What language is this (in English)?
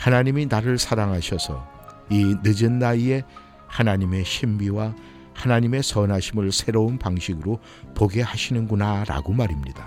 Korean